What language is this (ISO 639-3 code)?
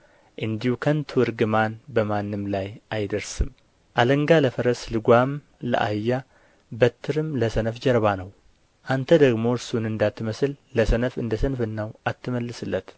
amh